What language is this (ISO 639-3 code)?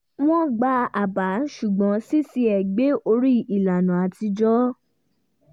yor